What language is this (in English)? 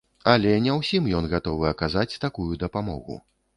Belarusian